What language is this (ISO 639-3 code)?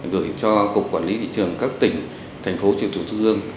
vie